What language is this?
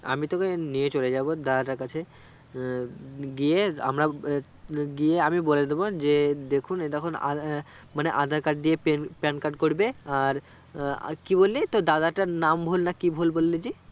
Bangla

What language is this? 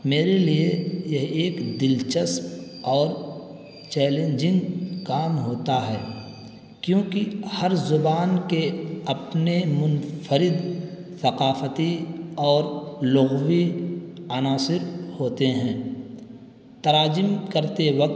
Urdu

